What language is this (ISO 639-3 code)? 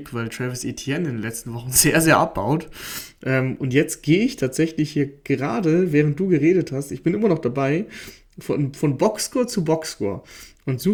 deu